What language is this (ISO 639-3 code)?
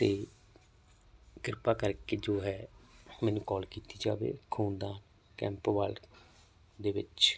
pan